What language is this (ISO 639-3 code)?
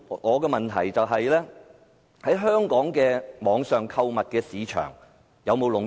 yue